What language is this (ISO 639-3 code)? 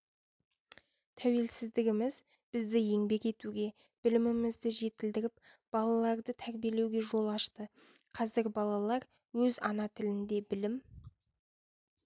kaz